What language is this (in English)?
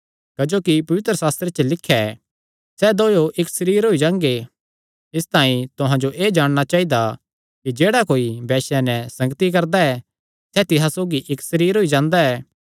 Kangri